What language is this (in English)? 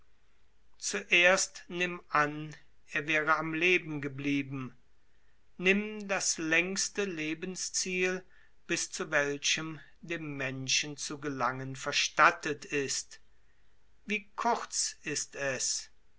German